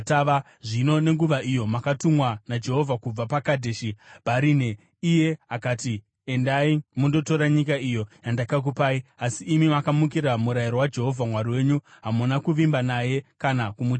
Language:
Shona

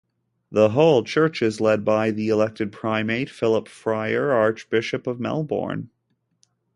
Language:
English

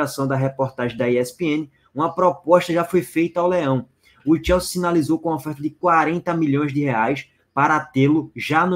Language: Portuguese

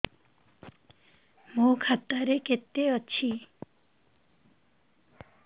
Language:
Odia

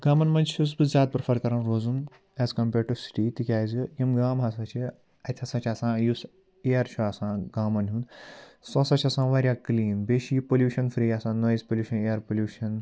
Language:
Kashmiri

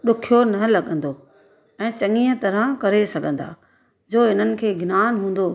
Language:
Sindhi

